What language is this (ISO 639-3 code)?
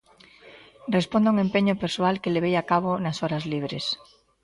glg